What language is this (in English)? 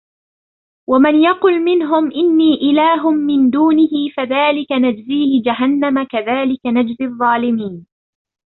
Arabic